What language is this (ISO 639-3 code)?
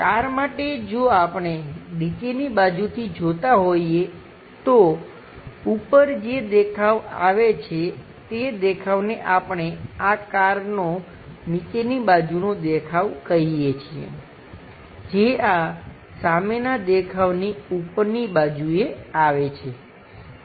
guj